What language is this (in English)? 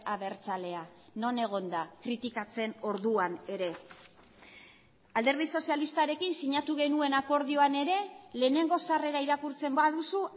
Basque